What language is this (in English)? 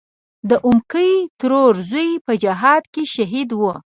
Pashto